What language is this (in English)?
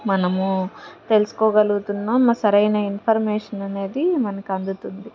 Telugu